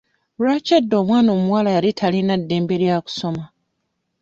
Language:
Ganda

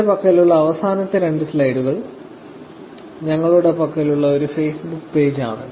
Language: Malayalam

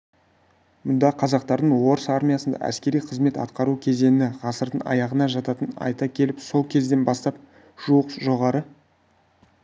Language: Kazakh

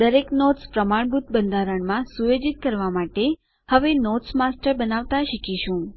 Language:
Gujarati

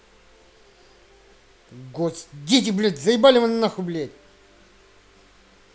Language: Russian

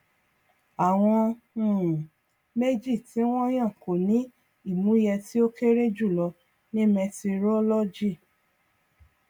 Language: Yoruba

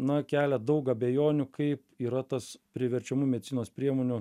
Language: Lithuanian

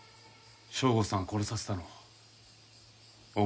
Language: Japanese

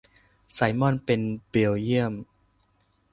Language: Thai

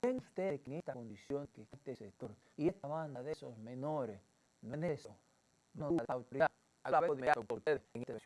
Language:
Spanish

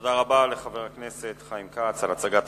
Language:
Hebrew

